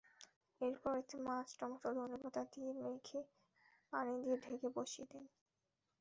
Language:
Bangla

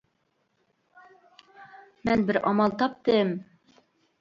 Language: Uyghur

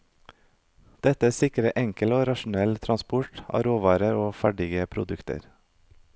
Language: Norwegian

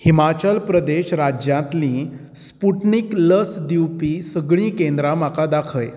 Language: Konkani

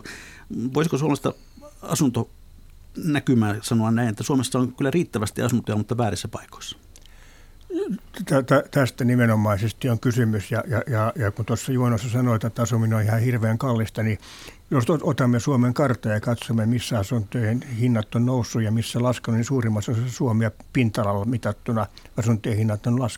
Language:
Finnish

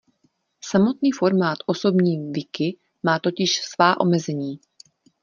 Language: Czech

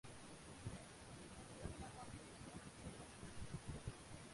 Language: Bangla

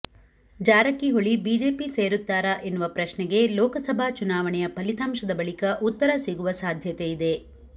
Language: Kannada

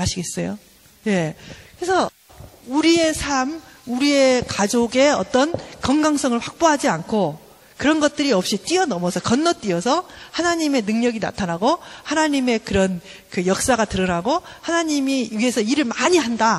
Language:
Korean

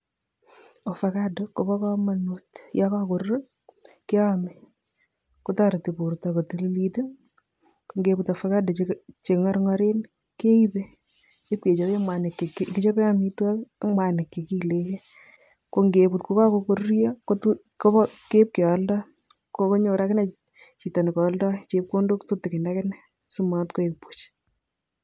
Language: Kalenjin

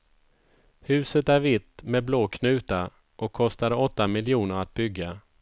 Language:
Swedish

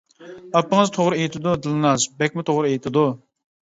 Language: Uyghur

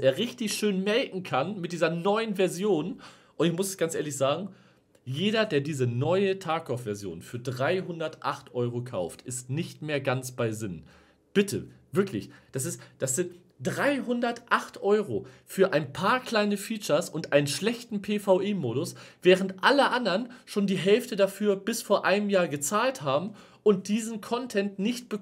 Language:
German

